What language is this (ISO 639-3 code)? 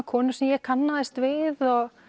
isl